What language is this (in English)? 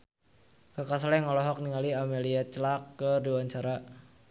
Sundanese